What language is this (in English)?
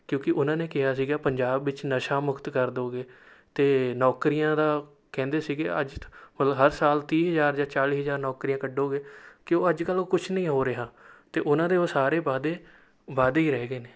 Punjabi